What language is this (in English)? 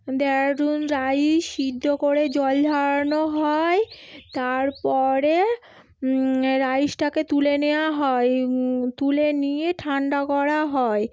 Bangla